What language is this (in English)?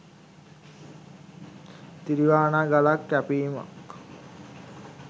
Sinhala